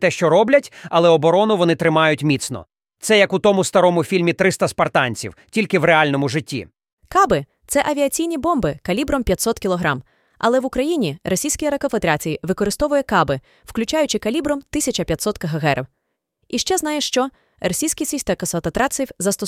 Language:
Ukrainian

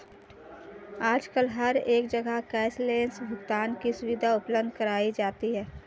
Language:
Hindi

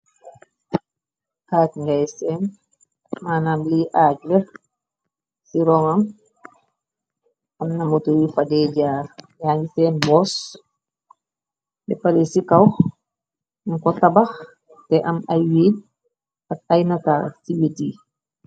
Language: Wolof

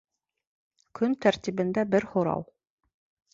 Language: Bashkir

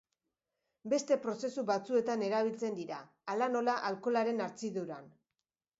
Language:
Basque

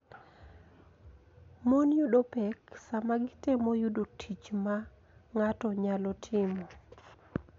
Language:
Luo (Kenya and Tanzania)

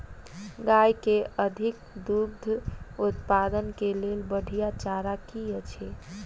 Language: Maithili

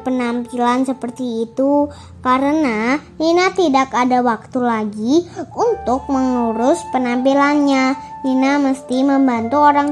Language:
Indonesian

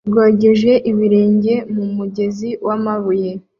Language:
Kinyarwanda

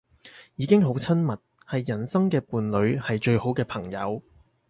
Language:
Cantonese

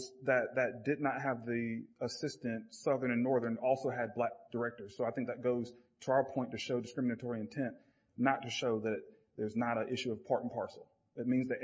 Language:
English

